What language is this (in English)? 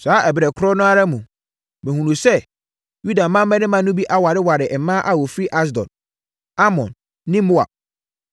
Akan